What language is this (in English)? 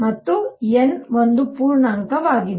Kannada